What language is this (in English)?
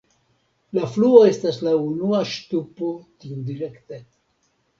Esperanto